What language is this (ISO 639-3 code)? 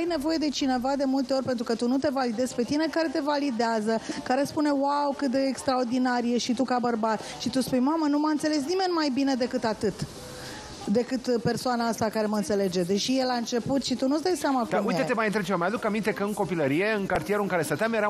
ron